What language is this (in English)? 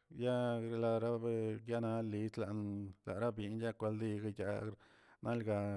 Tilquiapan Zapotec